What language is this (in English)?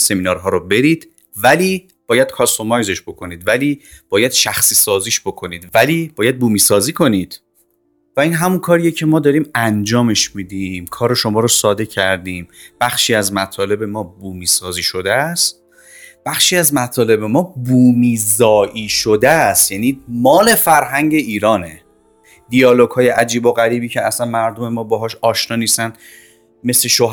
Persian